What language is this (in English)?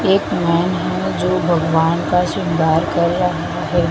Hindi